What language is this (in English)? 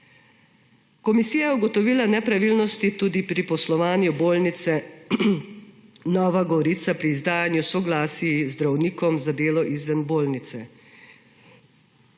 Slovenian